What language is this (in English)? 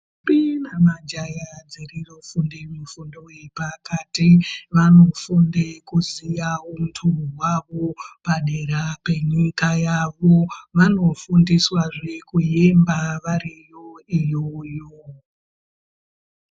Ndau